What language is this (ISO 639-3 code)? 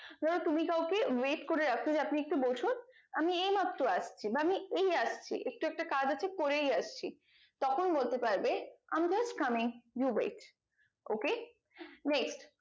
ben